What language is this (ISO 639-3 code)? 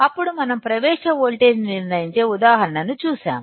tel